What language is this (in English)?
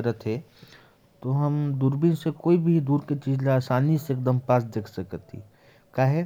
Korwa